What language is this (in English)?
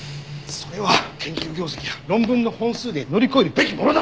Japanese